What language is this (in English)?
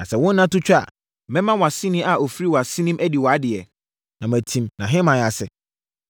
Akan